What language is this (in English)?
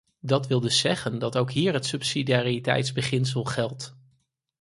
Dutch